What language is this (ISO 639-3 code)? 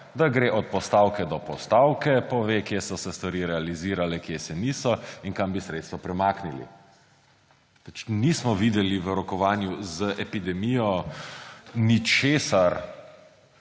slv